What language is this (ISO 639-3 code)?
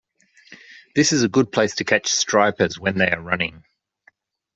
eng